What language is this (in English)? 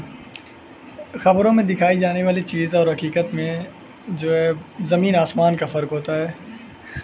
Urdu